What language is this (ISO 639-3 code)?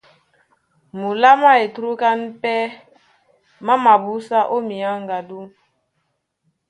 dua